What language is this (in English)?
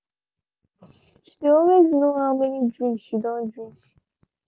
Nigerian Pidgin